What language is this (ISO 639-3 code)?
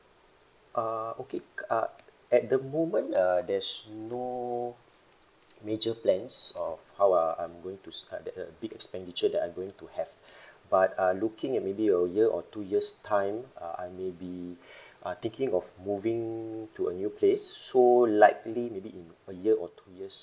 eng